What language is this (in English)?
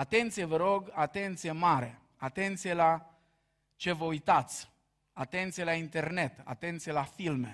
Romanian